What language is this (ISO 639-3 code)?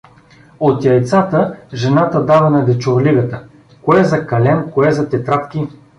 bul